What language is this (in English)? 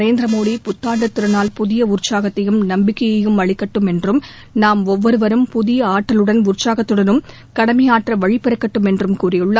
Tamil